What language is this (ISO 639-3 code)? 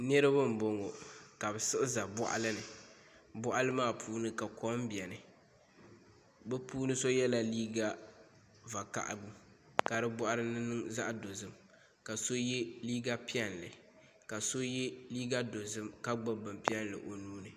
dag